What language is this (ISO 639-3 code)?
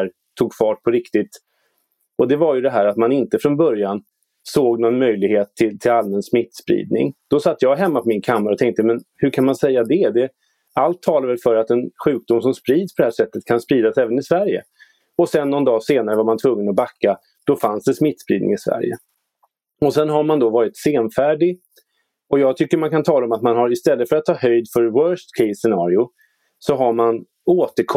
swe